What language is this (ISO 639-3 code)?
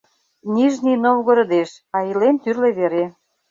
chm